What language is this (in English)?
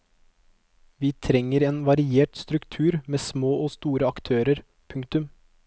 Norwegian